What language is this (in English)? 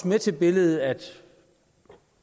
Danish